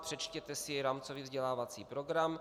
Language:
Czech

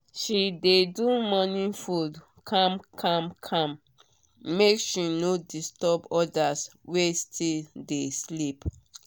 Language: Nigerian Pidgin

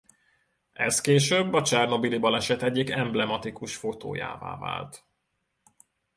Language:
Hungarian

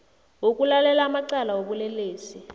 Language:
South Ndebele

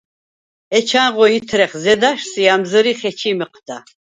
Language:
Svan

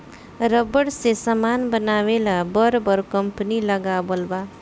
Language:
Bhojpuri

